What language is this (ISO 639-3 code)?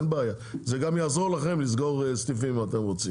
heb